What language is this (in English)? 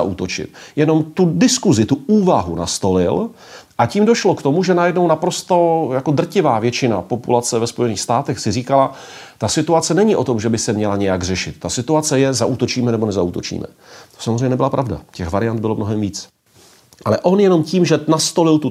Czech